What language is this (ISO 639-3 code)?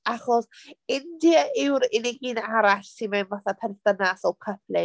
cym